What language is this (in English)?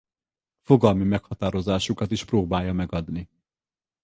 Hungarian